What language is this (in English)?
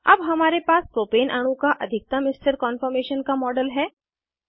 Hindi